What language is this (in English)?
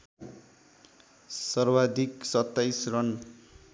Nepali